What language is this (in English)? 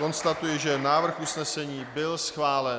Czech